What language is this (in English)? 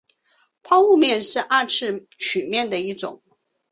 Chinese